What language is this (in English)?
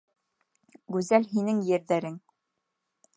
Bashkir